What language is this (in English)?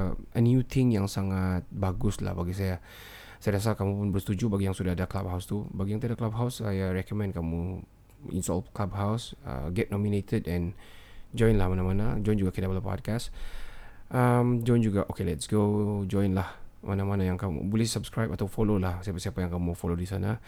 Malay